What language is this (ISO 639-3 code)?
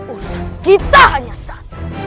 ind